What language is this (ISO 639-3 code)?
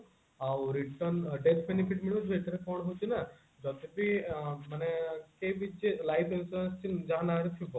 ori